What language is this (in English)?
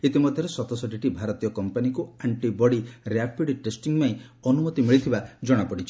Odia